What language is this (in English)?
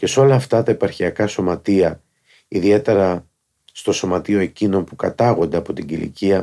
Greek